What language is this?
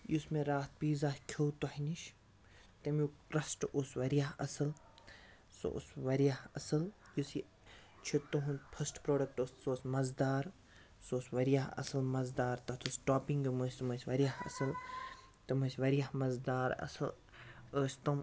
Kashmiri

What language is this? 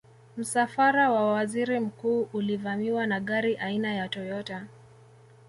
Swahili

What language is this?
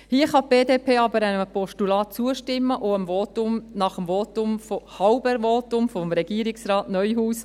Swiss German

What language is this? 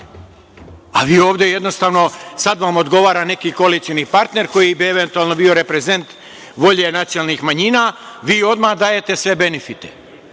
Serbian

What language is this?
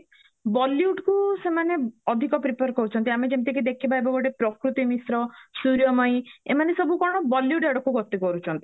Odia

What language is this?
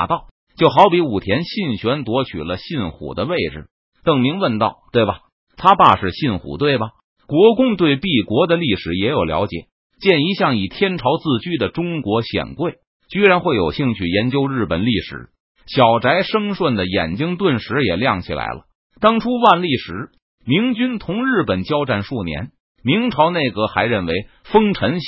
Chinese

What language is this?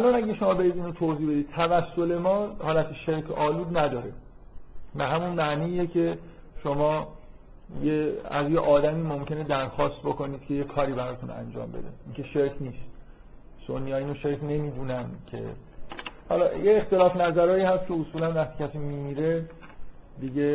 Persian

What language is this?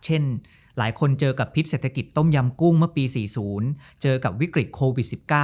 Thai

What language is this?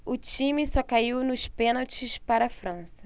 Portuguese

